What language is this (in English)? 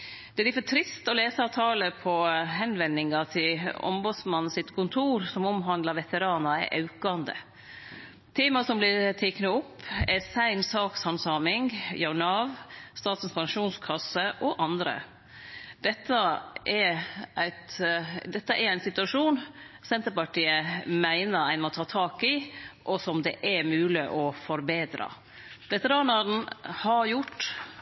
Norwegian Nynorsk